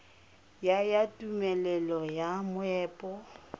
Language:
Tswana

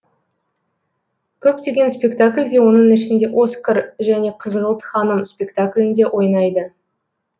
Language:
Kazakh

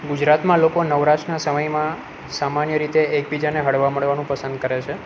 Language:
Gujarati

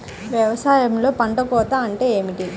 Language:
Telugu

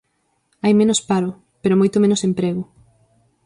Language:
Galician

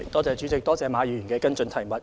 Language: Cantonese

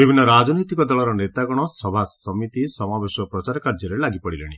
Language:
Odia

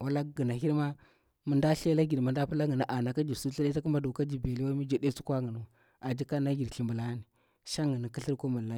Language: Bura-Pabir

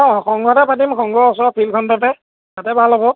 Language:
Assamese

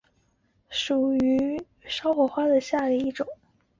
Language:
Chinese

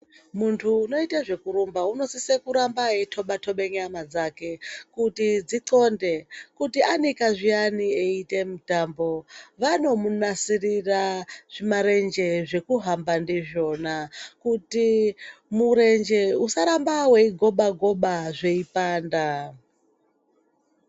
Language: Ndau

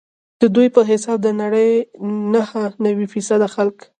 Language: Pashto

